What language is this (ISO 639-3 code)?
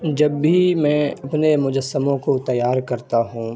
urd